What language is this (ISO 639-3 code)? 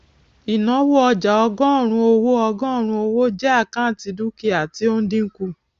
yor